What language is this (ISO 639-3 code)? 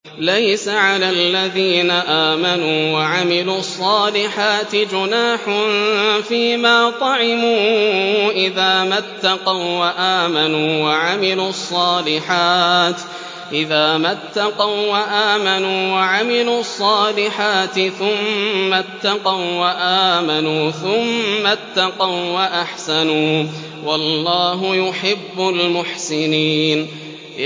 ara